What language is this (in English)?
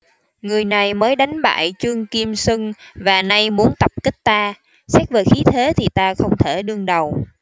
Vietnamese